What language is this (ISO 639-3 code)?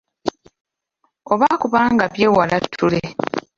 lug